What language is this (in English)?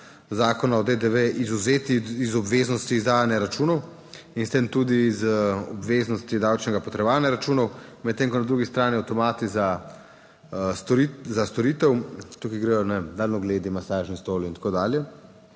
Slovenian